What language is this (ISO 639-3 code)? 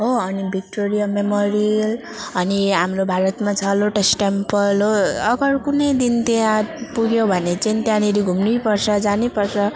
nep